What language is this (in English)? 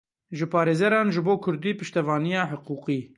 Kurdish